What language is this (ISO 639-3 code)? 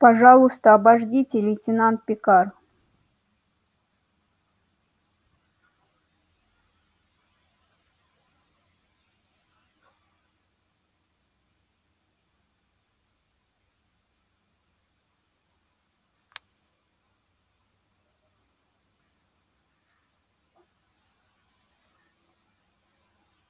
rus